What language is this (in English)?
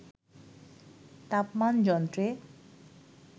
Bangla